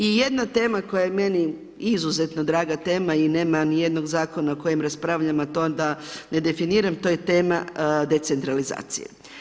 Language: Croatian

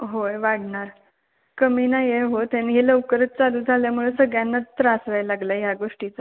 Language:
Marathi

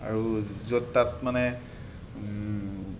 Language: Assamese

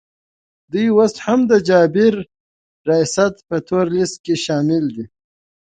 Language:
Pashto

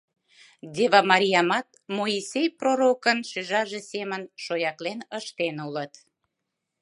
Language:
Mari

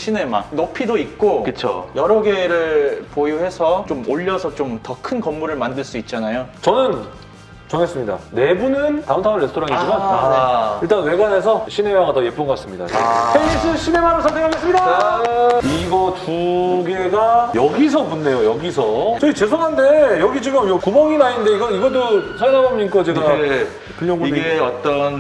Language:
Korean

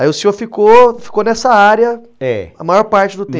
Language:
Portuguese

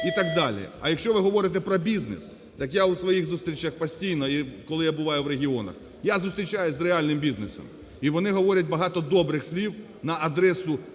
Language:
Ukrainian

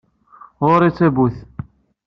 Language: Kabyle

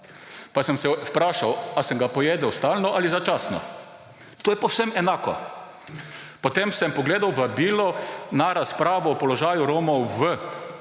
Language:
Slovenian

